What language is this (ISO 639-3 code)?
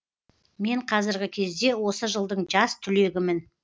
kaz